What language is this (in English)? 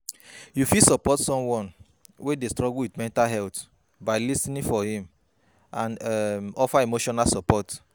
Nigerian Pidgin